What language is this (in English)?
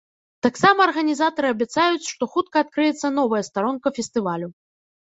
Belarusian